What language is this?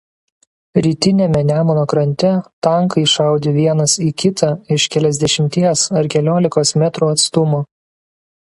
Lithuanian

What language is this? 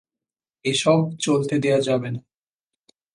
Bangla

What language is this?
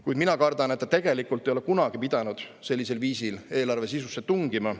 Estonian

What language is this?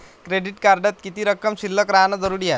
Marathi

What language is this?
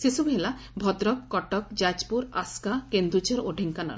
Odia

